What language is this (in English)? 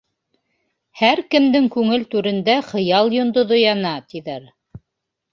Bashkir